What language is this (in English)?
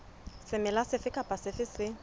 Southern Sotho